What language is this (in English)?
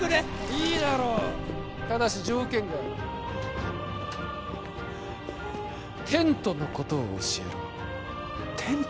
Japanese